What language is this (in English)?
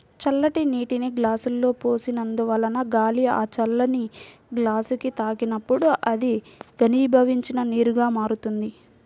Telugu